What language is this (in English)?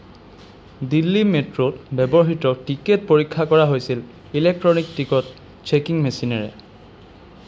Assamese